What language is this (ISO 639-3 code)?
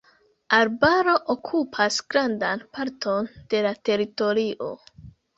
epo